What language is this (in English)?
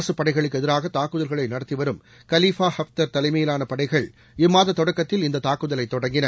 Tamil